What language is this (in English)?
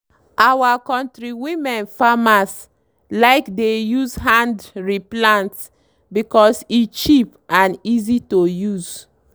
Nigerian Pidgin